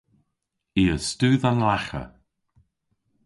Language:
Cornish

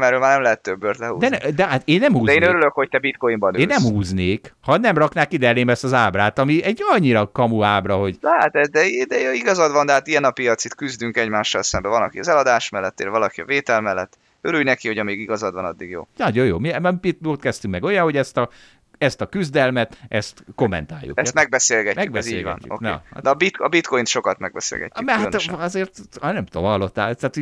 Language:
Hungarian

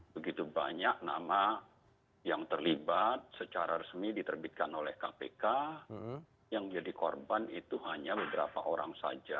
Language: Indonesian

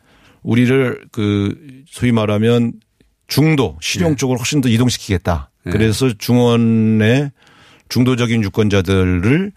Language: Korean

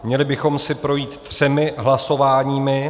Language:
Czech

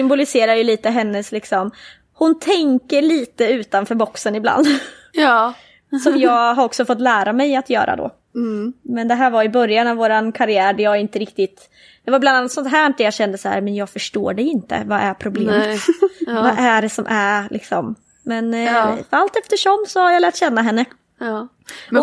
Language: Swedish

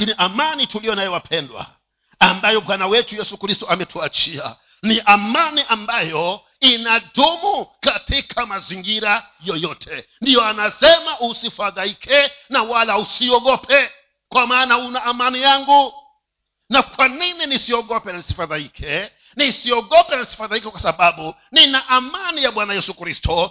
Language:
Swahili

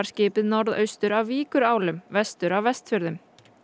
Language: Icelandic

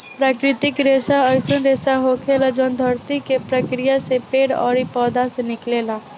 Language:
Bhojpuri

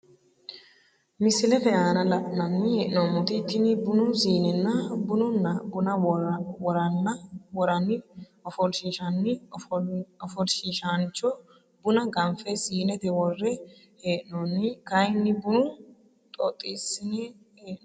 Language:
Sidamo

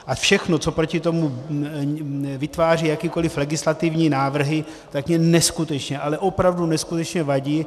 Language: Czech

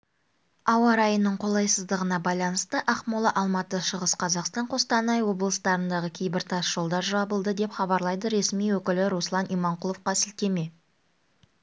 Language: Kazakh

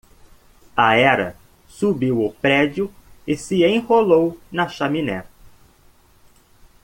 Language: Portuguese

